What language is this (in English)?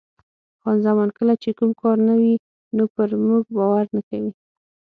Pashto